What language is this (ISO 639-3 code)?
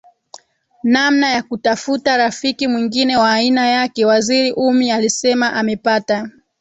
swa